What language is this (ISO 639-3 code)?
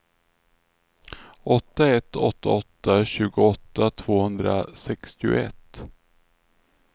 swe